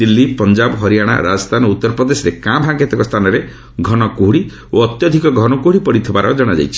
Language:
Odia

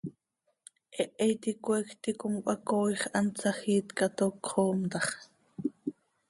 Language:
Seri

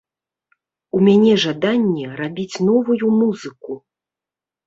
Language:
Belarusian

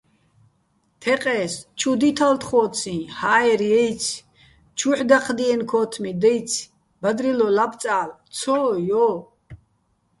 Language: Bats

